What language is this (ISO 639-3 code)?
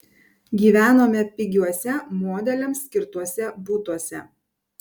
lit